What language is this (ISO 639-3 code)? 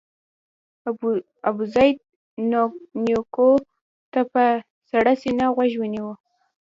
pus